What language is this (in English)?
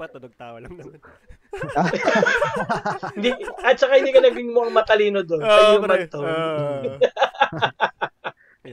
Filipino